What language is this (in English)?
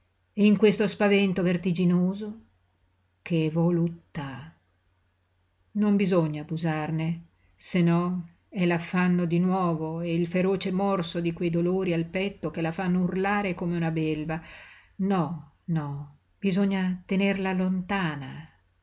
Italian